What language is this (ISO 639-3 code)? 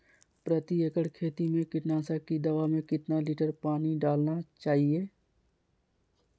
mag